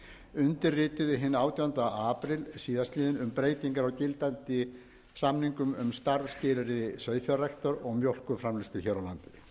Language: Icelandic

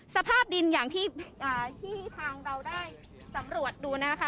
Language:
Thai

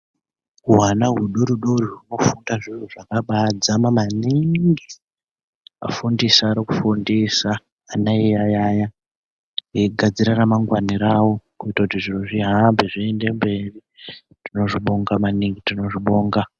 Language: Ndau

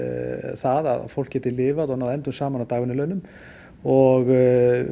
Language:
Icelandic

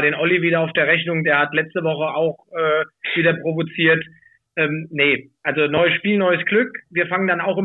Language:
German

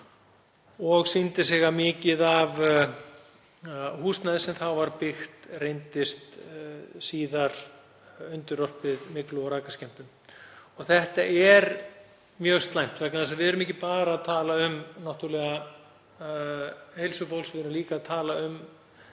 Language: Icelandic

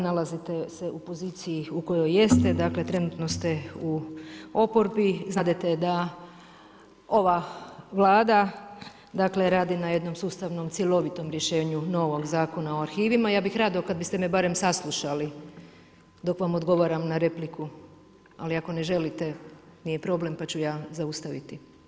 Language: Croatian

